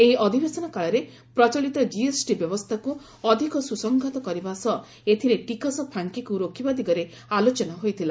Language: Odia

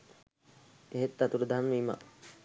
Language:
Sinhala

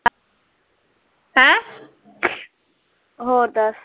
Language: Punjabi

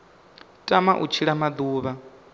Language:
Venda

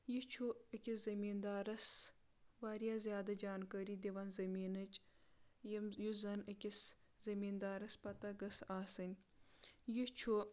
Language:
Kashmiri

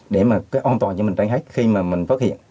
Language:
Vietnamese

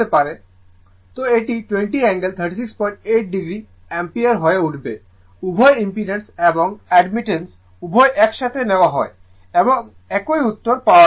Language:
Bangla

